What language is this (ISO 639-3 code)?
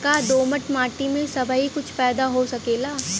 bho